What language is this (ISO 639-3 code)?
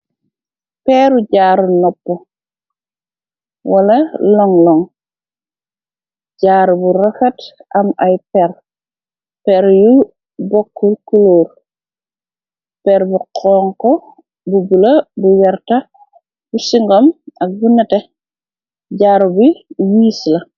wol